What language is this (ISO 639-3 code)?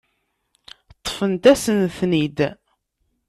kab